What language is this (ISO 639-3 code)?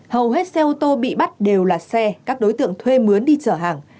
vie